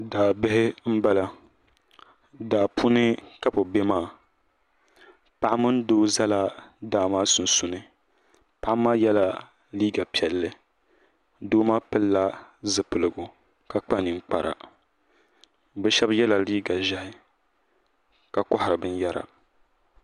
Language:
Dagbani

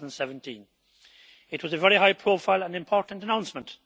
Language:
English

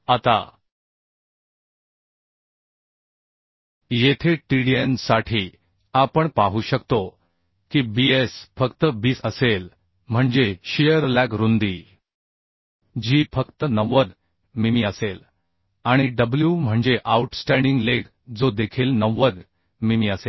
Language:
Marathi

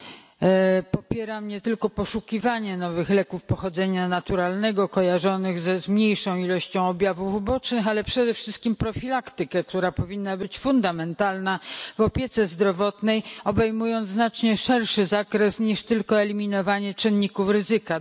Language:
Polish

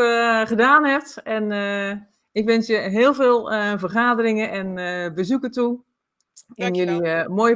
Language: Dutch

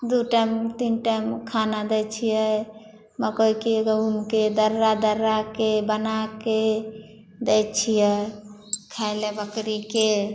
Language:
Maithili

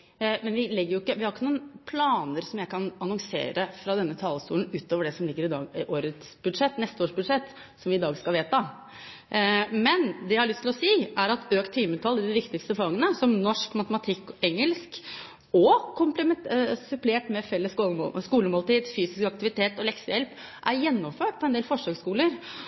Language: Norwegian Bokmål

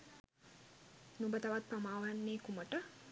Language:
Sinhala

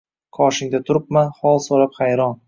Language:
Uzbek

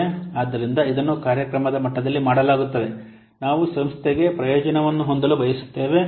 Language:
Kannada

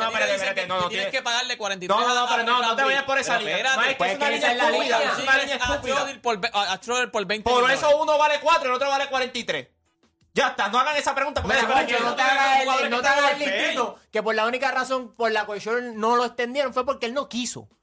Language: Spanish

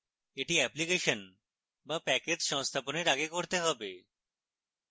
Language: Bangla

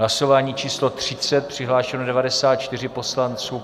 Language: Czech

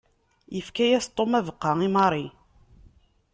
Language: Kabyle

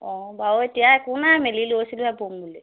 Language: Assamese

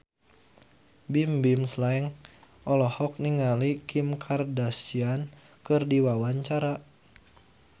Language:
Sundanese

